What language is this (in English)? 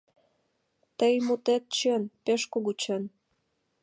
Mari